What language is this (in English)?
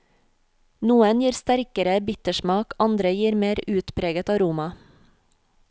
Norwegian